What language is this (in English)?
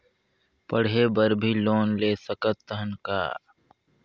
Chhattisgarhi